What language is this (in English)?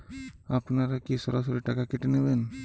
Bangla